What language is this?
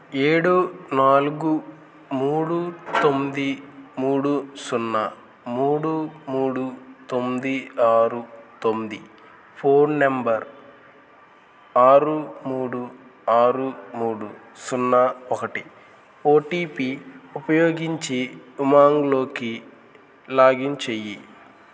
Telugu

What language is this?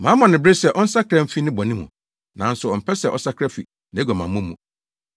Akan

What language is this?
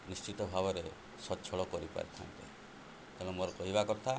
Odia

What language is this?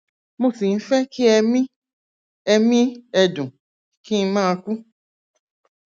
Yoruba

